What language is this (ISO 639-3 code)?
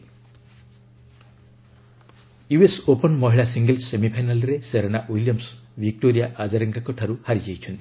ori